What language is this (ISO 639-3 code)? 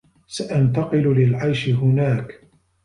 ara